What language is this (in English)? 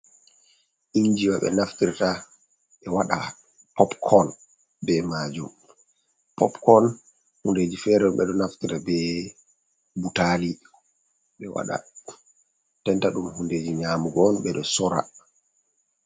Fula